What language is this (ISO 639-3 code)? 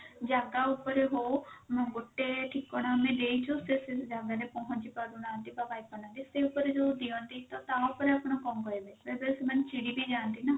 ori